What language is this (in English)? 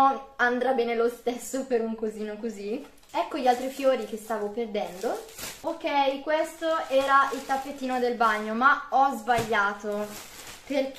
Italian